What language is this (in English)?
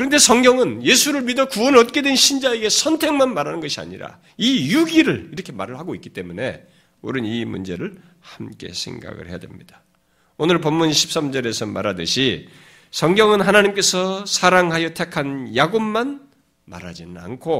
Korean